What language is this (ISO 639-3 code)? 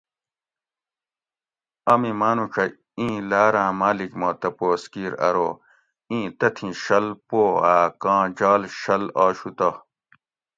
gwc